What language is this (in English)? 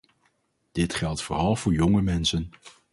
Dutch